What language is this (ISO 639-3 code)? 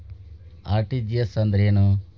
kan